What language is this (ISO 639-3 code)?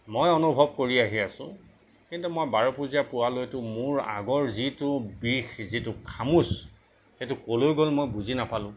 asm